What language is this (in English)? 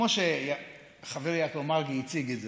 Hebrew